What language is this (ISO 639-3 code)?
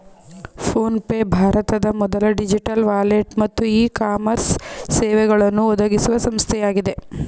kan